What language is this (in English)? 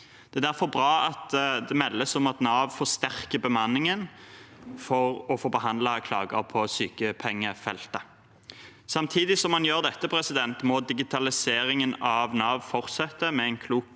Norwegian